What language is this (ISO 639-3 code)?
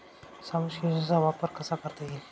mar